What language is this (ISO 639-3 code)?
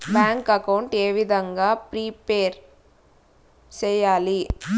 tel